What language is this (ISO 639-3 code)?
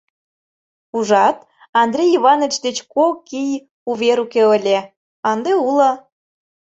chm